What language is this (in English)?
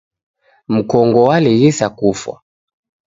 Taita